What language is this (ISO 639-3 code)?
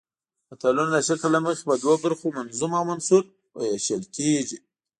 pus